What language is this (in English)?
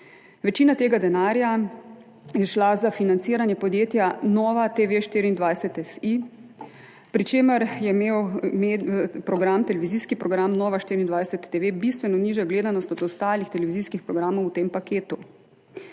Slovenian